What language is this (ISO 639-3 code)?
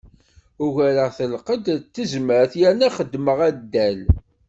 kab